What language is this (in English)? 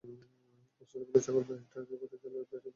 Bangla